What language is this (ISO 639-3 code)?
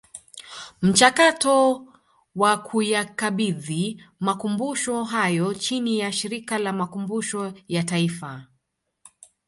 swa